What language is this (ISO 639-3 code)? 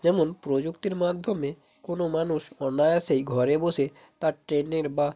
ben